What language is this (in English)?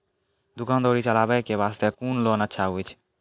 Maithili